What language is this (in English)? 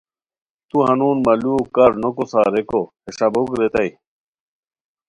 Khowar